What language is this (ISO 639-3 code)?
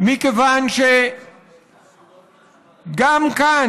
heb